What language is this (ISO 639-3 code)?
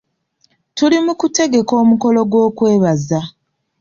lug